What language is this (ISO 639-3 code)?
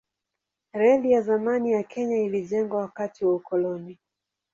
swa